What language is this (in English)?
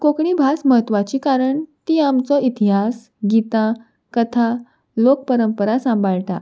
Konkani